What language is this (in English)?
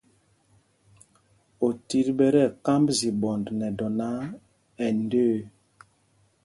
Mpumpong